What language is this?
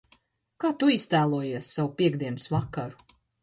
Latvian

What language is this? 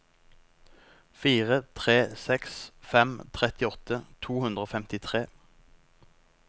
Norwegian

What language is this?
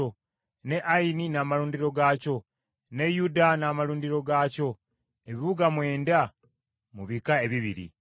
Ganda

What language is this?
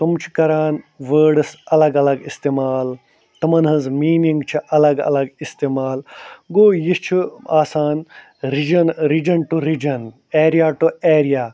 Kashmiri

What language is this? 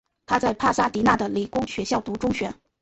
Chinese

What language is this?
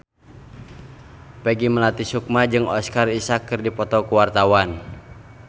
Sundanese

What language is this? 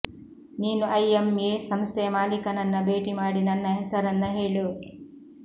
Kannada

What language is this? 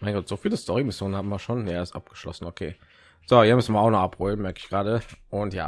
German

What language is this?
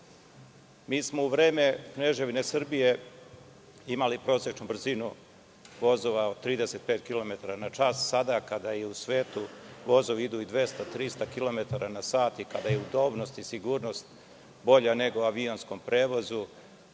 Serbian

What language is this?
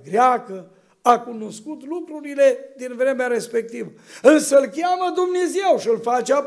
Romanian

